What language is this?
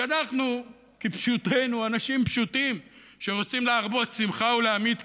Hebrew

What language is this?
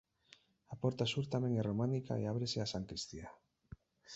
Galician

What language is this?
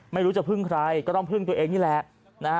Thai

